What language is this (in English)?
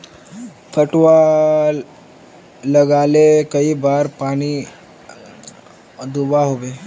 Magahi